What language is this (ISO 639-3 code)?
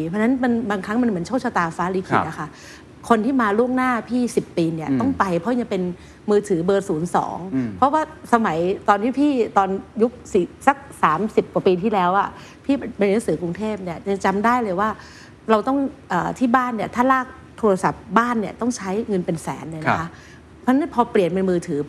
tha